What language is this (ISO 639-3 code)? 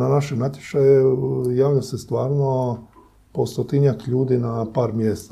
hrv